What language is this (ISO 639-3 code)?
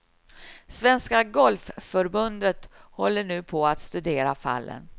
swe